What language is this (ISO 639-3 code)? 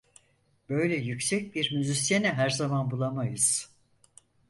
tur